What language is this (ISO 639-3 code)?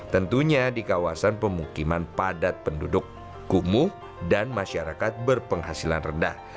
ind